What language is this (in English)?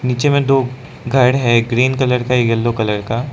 Hindi